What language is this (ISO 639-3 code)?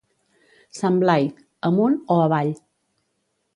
cat